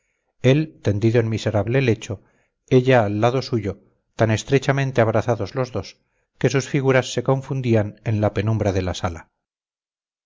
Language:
Spanish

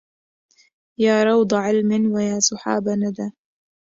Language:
Arabic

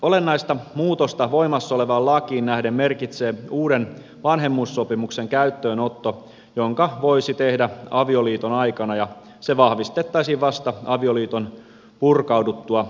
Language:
Finnish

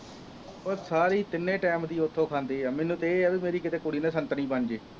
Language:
Punjabi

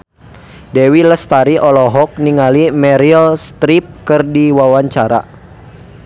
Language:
Sundanese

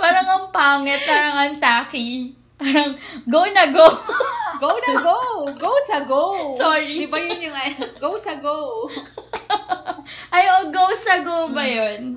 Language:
Filipino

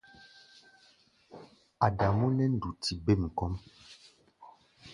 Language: Gbaya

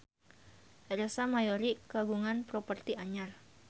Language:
Sundanese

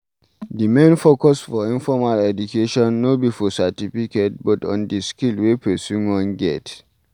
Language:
Nigerian Pidgin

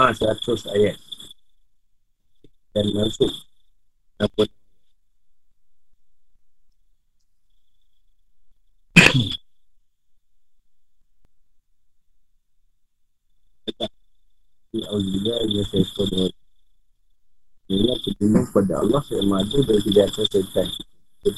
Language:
Malay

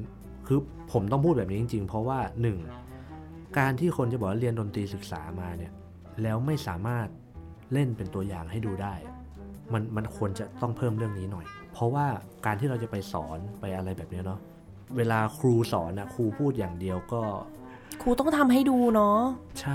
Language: Thai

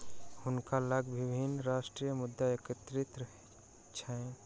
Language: Maithili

